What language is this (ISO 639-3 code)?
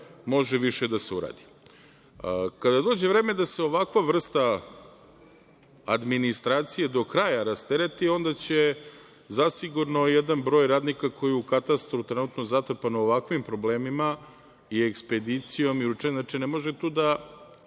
srp